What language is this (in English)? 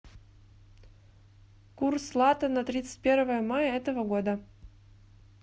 Russian